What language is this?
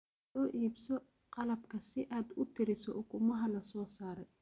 Somali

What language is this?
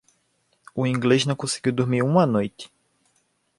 Portuguese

